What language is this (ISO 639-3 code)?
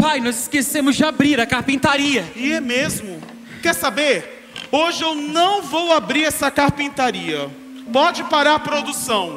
por